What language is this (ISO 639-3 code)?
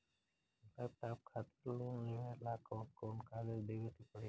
bho